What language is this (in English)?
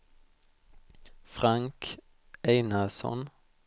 Swedish